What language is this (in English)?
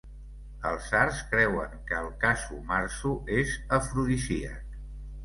Catalan